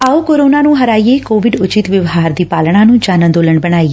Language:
Punjabi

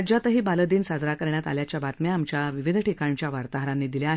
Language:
Marathi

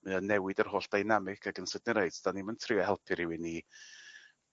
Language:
Welsh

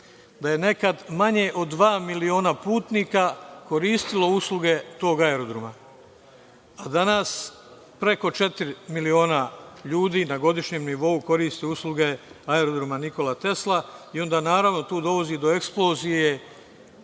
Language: Serbian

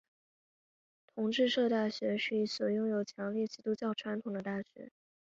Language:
Chinese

